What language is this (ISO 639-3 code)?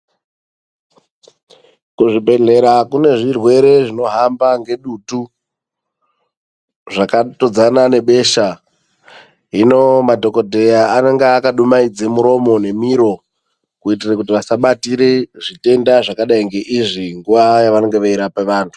ndc